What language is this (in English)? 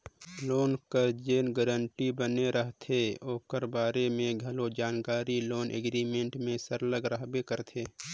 Chhattisgarhi